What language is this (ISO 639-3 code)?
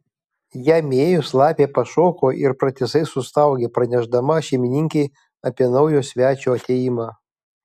lit